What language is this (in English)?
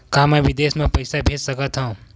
Chhattisgarhi